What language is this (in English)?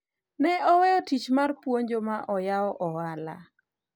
Luo (Kenya and Tanzania)